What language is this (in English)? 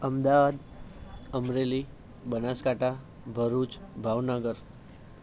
Gujarati